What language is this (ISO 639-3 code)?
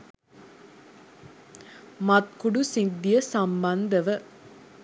sin